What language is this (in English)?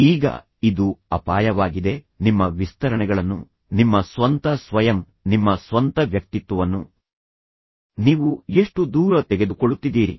Kannada